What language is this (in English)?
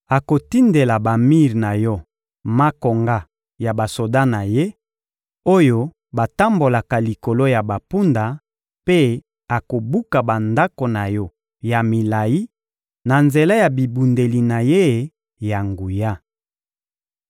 Lingala